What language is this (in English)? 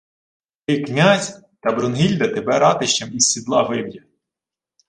Ukrainian